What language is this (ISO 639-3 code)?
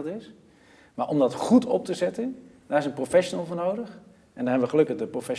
nld